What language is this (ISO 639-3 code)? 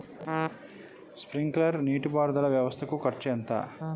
tel